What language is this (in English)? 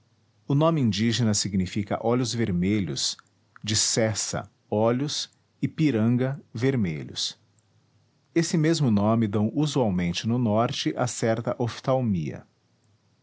Portuguese